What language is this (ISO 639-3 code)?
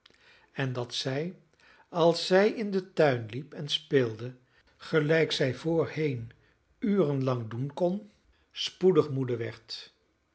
nld